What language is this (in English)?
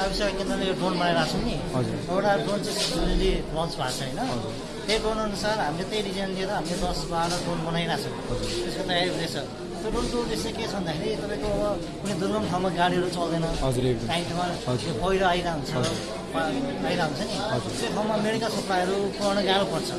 Nepali